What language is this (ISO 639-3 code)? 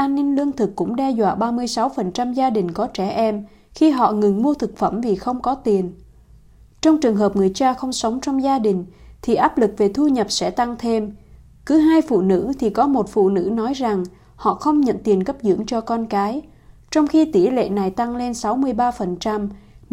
vie